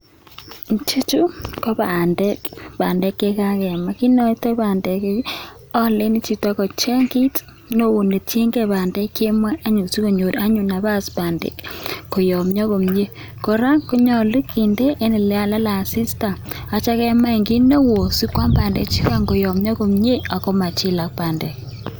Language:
Kalenjin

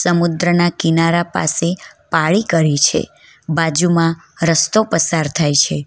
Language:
Gujarati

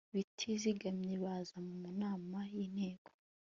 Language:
Kinyarwanda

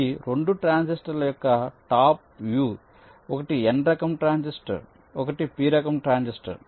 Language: Telugu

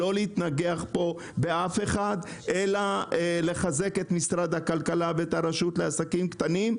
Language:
Hebrew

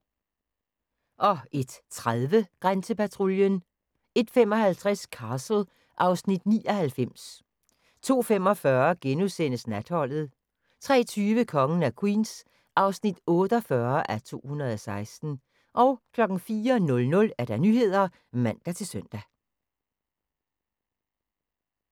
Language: Danish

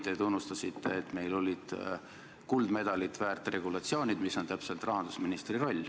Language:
Estonian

